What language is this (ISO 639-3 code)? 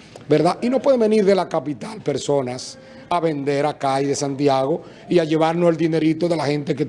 spa